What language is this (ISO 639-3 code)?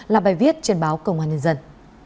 vie